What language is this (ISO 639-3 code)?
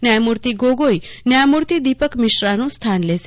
guj